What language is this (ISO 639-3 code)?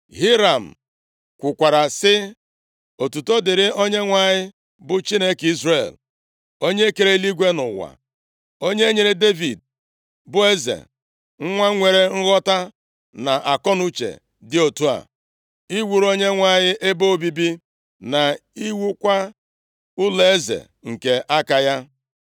ibo